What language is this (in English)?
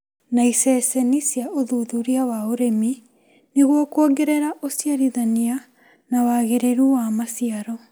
Kikuyu